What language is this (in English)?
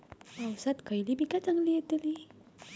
Marathi